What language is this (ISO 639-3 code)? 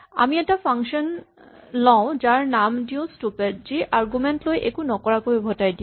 asm